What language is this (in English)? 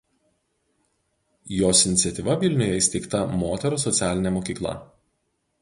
Lithuanian